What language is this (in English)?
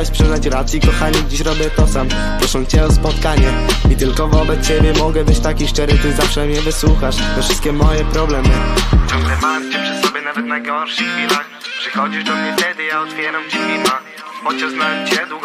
Polish